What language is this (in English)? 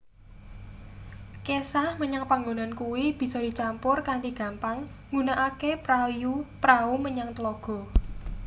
Javanese